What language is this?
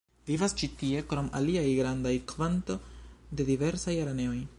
Esperanto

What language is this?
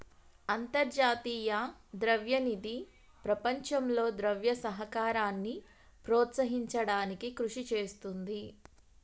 Telugu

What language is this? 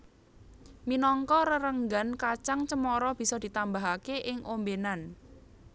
Javanese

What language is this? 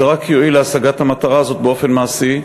Hebrew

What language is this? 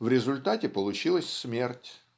Russian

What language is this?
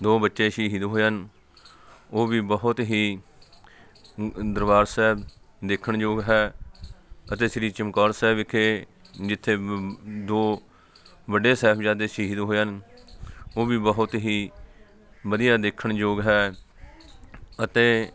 Punjabi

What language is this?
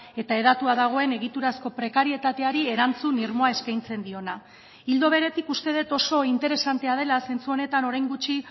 Basque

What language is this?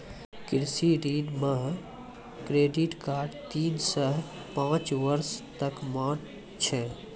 Maithili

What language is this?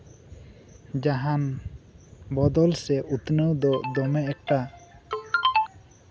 Santali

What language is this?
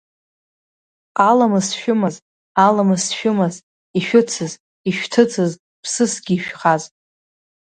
Abkhazian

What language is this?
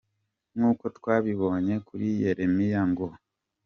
Kinyarwanda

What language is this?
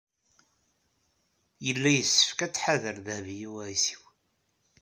Kabyle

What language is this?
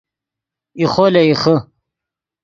Yidgha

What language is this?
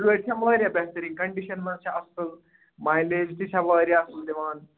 Kashmiri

